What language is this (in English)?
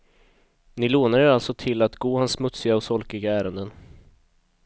Swedish